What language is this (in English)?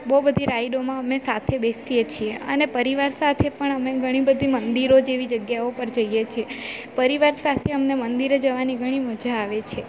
Gujarati